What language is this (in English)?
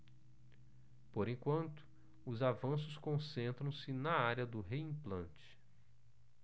Portuguese